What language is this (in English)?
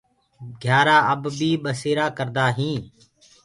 Gurgula